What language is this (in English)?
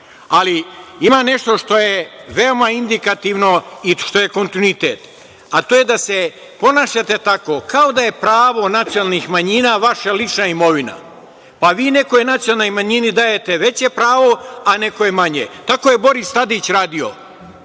Serbian